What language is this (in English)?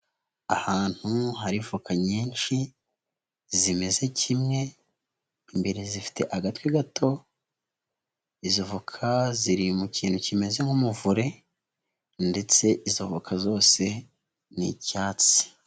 Kinyarwanda